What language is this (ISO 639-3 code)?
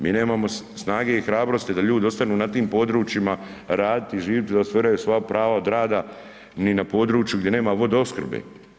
hrv